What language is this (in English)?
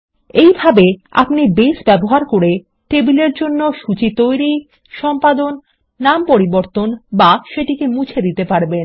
Bangla